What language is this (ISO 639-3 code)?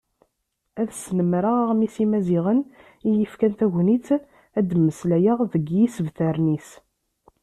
kab